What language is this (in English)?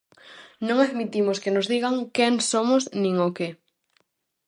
Galician